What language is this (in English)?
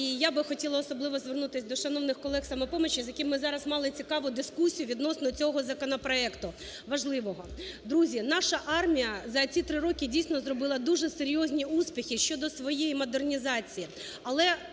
Ukrainian